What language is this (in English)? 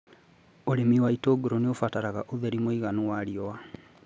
Kikuyu